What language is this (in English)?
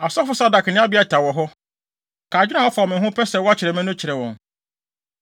Akan